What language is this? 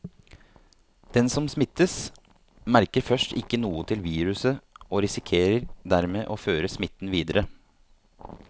Norwegian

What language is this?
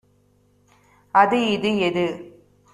Tamil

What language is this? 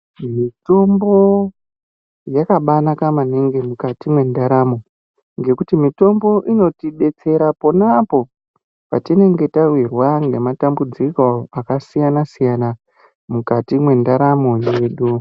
Ndau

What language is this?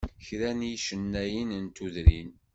Kabyle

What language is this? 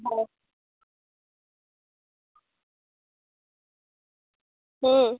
Assamese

